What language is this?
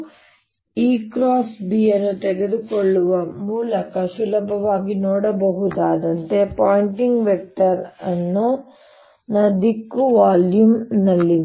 Kannada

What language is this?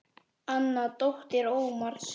Icelandic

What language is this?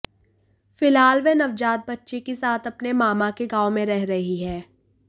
Hindi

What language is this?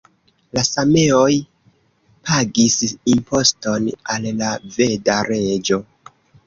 Esperanto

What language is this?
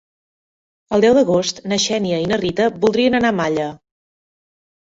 Catalan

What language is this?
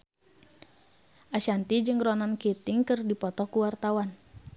Sundanese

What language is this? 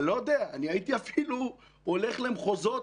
Hebrew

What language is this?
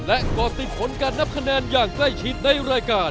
Thai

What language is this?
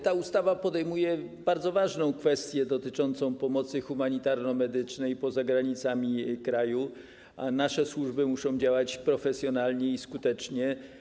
Polish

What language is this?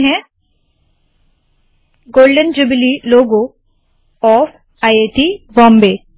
Hindi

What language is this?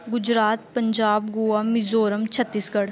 Punjabi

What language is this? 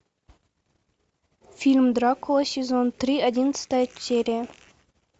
Russian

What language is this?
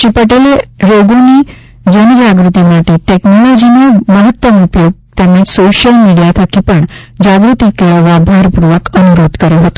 Gujarati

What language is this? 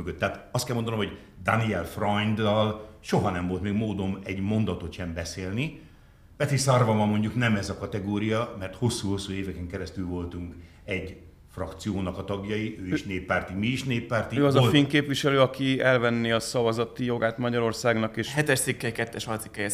Hungarian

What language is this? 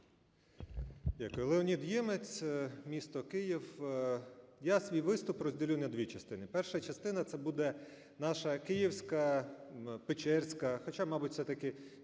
Ukrainian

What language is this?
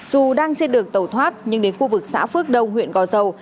Vietnamese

